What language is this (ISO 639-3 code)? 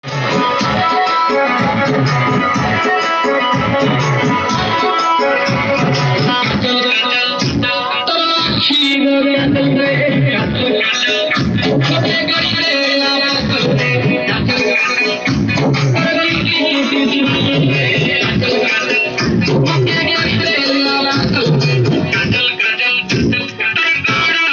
ori